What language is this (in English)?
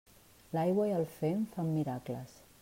Catalan